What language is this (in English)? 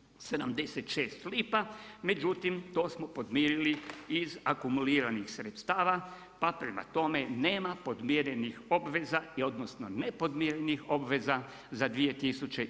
Croatian